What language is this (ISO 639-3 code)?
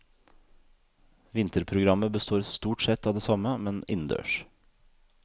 nor